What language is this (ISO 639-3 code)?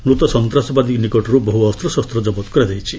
ori